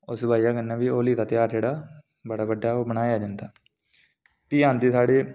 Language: Dogri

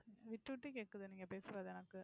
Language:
Tamil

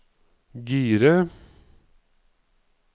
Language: Norwegian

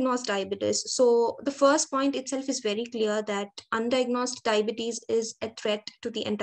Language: English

